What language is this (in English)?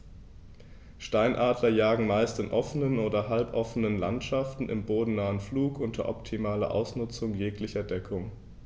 German